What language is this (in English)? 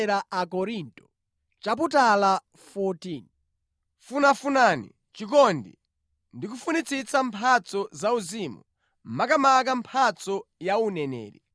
Nyanja